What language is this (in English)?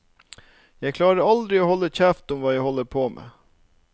Norwegian